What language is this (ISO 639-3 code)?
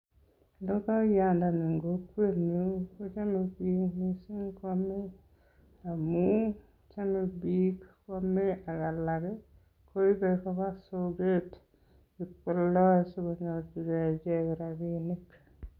kln